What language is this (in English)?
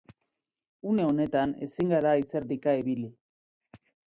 Basque